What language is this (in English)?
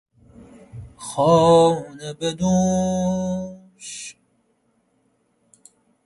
Persian